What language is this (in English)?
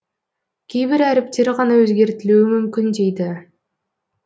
Kazakh